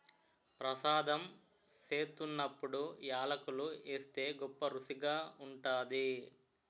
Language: Telugu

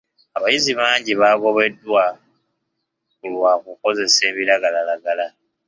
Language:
Ganda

